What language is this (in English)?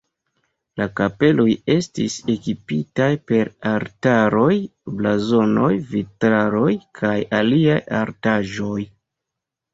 Esperanto